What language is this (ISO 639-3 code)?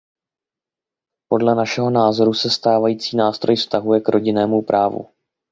ces